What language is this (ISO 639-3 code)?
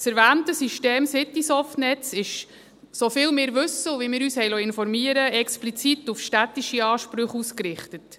gsw